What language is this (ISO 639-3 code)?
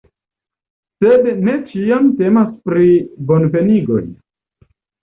epo